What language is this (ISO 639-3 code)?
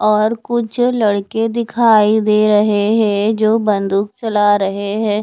hin